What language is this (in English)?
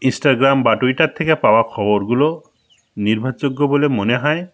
Bangla